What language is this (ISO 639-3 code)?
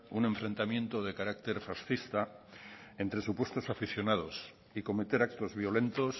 spa